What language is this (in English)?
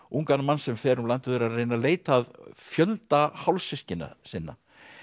Icelandic